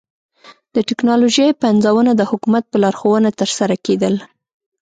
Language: Pashto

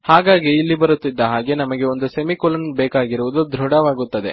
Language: Kannada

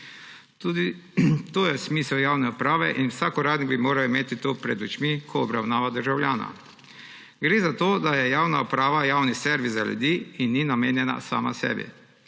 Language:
Slovenian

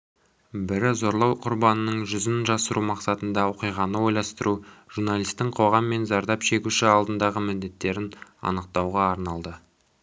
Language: Kazakh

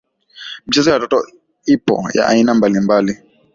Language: Swahili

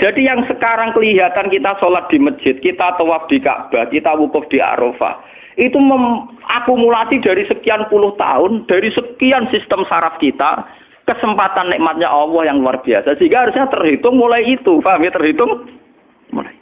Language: Indonesian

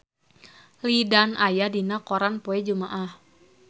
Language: Sundanese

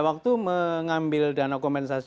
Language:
Indonesian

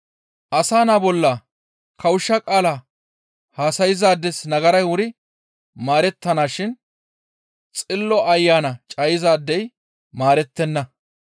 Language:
Gamo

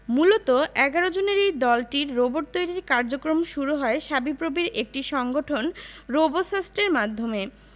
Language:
Bangla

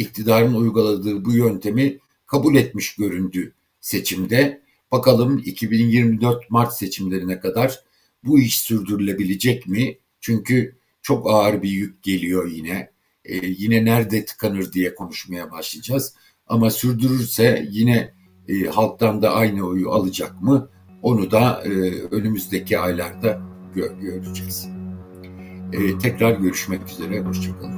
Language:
Turkish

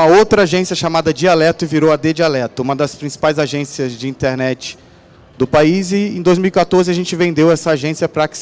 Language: Portuguese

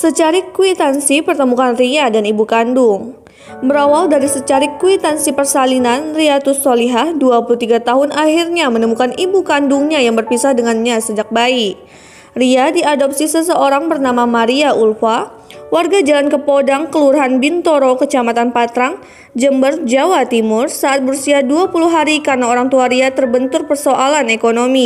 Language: Indonesian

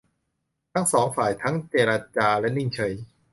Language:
Thai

